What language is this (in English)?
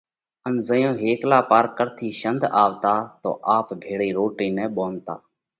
Parkari Koli